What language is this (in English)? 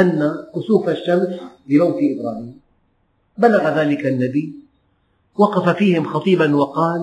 Arabic